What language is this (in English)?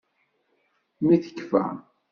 Kabyle